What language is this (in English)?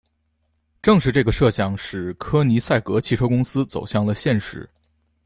Chinese